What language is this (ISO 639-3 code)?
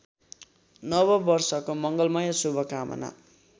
nep